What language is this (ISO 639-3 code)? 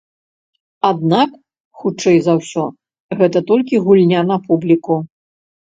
bel